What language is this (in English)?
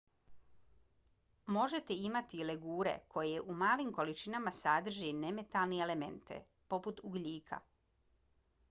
Bosnian